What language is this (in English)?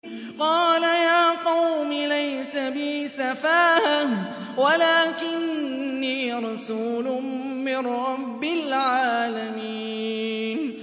Arabic